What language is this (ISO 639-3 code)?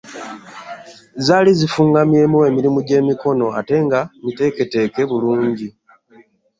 lug